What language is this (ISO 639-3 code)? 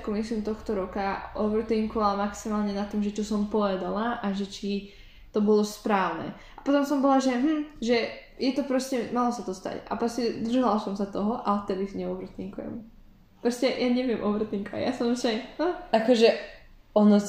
slk